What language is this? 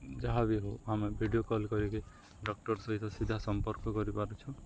Odia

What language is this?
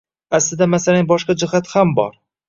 Uzbek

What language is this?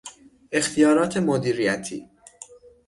Persian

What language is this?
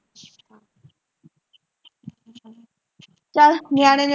Punjabi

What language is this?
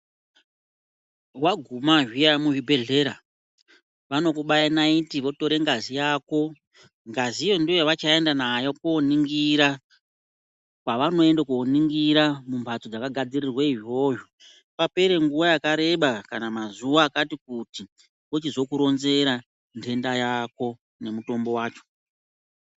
Ndau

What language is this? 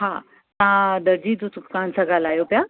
Sindhi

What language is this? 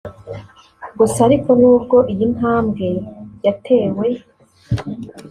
Kinyarwanda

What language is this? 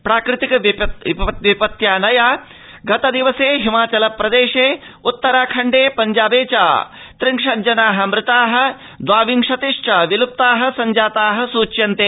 Sanskrit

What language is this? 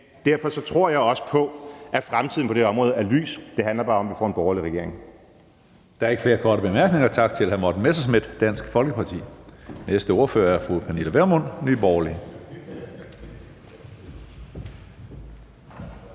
Danish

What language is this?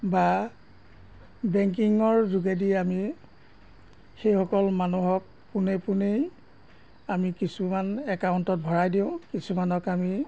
Assamese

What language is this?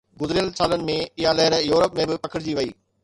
Sindhi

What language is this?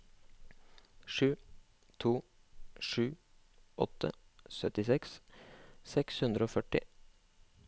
Norwegian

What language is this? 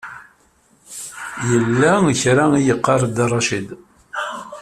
Kabyle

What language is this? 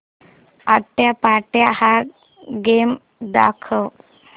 Marathi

